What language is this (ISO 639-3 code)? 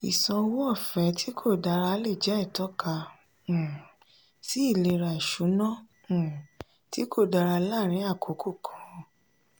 yor